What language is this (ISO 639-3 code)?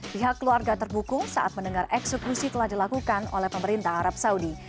ind